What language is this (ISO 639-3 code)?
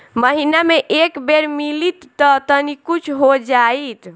bho